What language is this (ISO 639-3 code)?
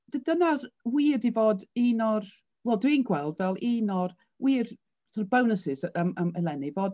cym